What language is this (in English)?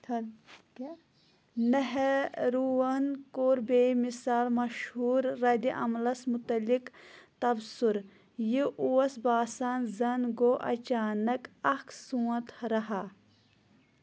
Kashmiri